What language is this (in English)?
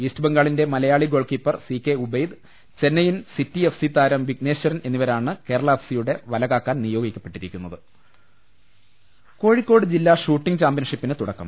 Malayalam